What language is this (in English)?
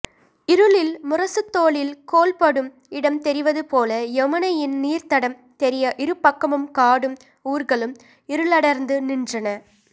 Tamil